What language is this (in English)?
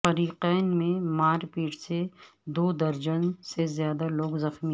Urdu